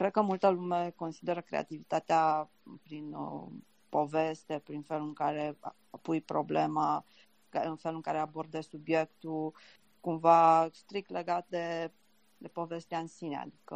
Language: Romanian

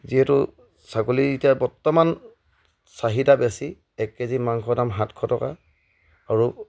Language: Assamese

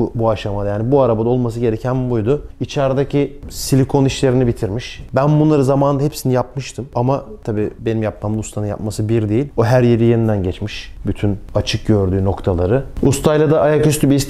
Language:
Turkish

